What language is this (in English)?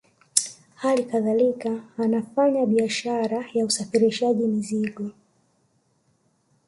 Swahili